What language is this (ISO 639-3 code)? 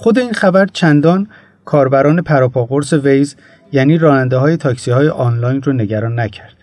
fas